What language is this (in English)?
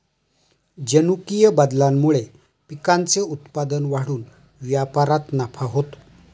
Marathi